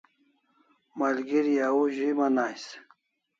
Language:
Kalasha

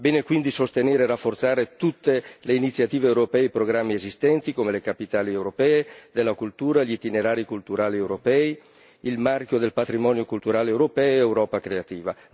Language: Italian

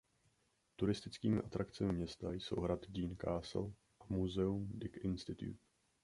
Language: Czech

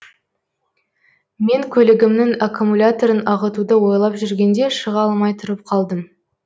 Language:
Kazakh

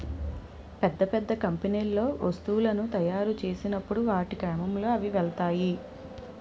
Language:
Telugu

